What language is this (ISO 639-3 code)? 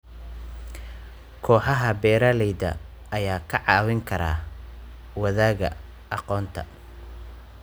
som